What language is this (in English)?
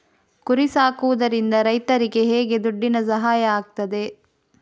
Kannada